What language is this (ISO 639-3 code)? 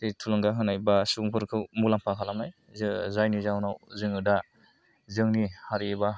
brx